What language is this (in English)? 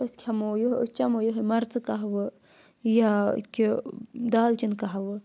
Kashmiri